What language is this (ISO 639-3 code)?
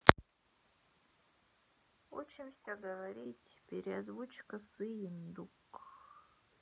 rus